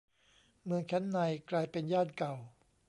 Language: Thai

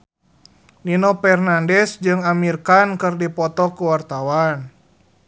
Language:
Sundanese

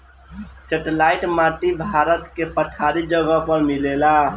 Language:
Bhojpuri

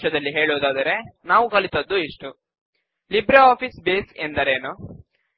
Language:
Kannada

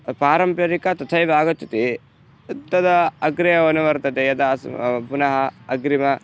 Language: Sanskrit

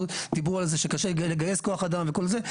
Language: Hebrew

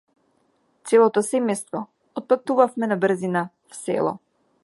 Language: Macedonian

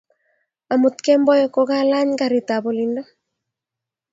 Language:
Kalenjin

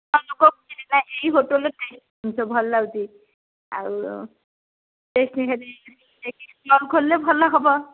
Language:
Odia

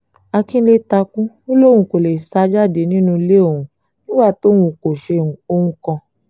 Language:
Yoruba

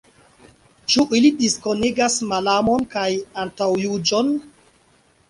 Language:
Esperanto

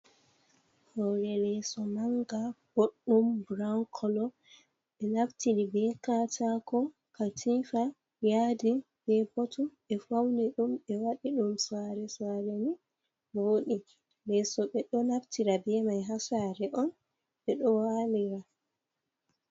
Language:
Fula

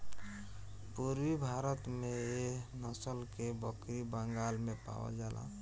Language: Bhojpuri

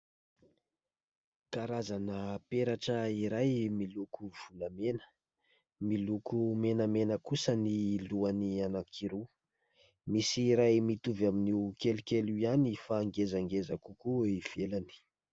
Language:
Malagasy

